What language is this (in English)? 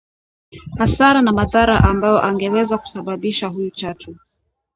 Swahili